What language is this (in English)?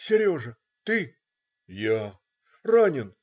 Russian